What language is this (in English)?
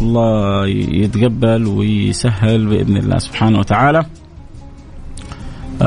Arabic